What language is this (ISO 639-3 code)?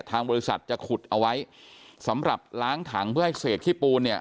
tha